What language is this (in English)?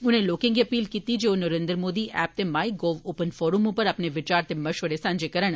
Dogri